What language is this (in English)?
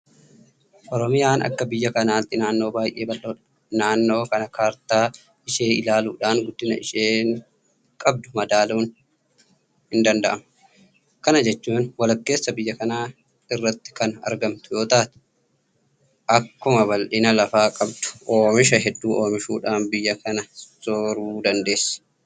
Oromo